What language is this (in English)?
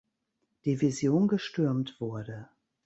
German